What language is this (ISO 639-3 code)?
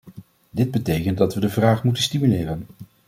nld